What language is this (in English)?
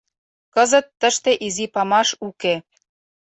Mari